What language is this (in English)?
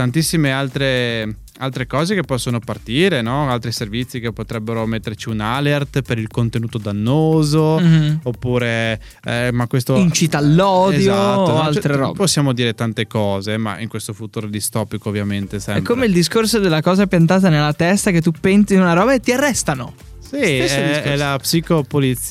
Italian